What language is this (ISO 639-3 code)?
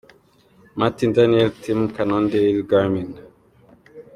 kin